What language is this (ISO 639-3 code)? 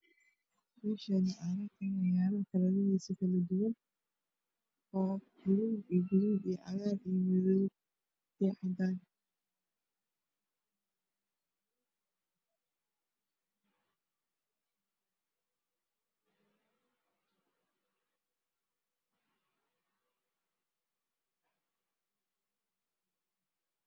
som